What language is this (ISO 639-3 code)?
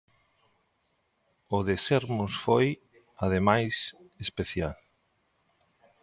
glg